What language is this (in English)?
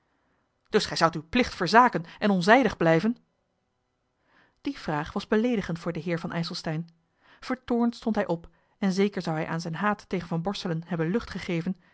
Dutch